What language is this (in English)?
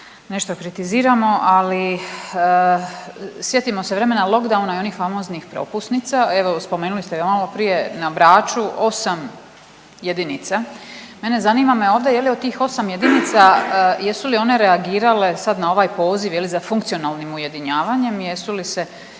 Croatian